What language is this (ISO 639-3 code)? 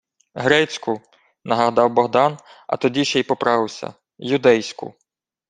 ukr